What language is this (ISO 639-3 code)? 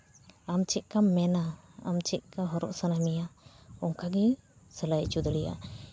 sat